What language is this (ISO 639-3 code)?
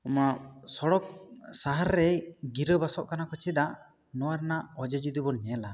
sat